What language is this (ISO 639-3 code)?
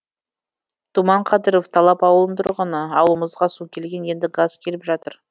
kaz